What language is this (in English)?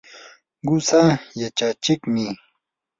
Yanahuanca Pasco Quechua